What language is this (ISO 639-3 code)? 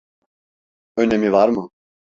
tur